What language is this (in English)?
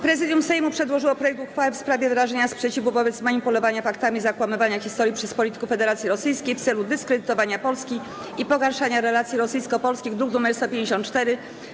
Polish